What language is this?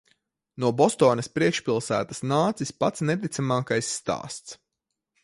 Latvian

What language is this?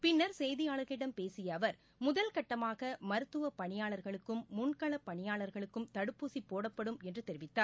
Tamil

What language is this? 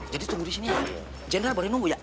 Indonesian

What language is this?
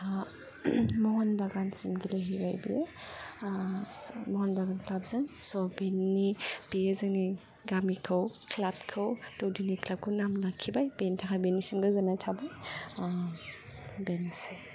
Bodo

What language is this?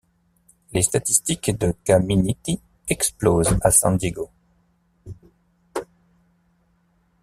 French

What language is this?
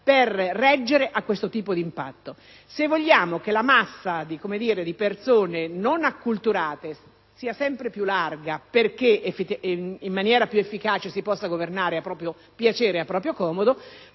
Italian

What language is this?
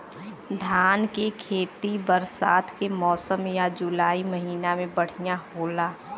Bhojpuri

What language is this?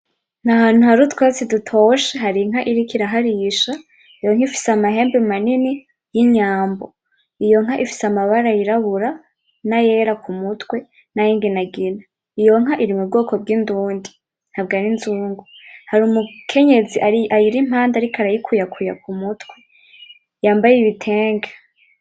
Rundi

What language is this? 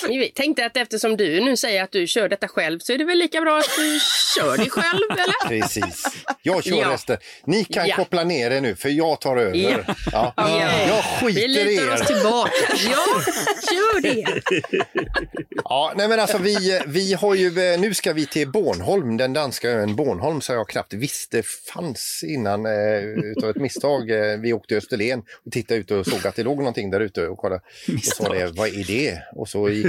Swedish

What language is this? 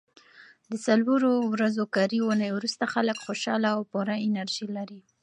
Pashto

